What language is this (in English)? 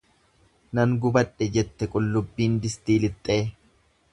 Oromo